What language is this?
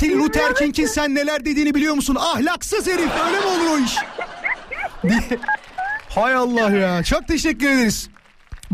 Turkish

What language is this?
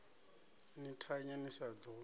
Venda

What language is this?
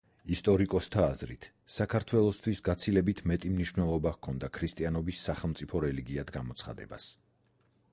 Georgian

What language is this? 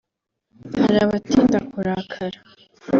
Kinyarwanda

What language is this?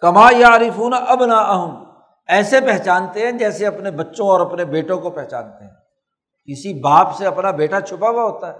Urdu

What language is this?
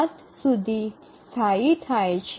Gujarati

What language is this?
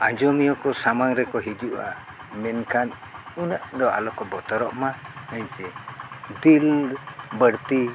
Santali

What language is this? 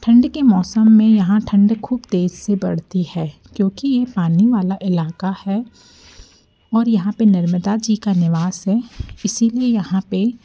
Hindi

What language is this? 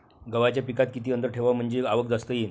Marathi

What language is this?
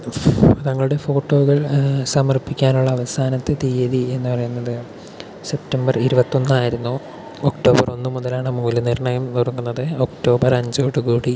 Malayalam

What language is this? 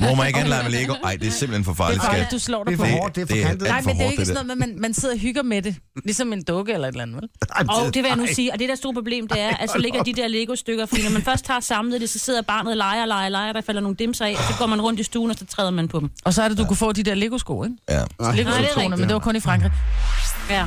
Danish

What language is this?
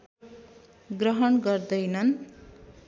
Nepali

